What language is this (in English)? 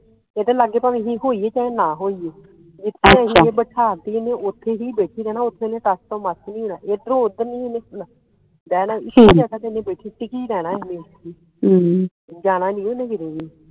Punjabi